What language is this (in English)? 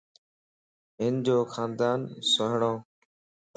Lasi